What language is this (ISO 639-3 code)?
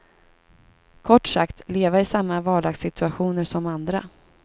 swe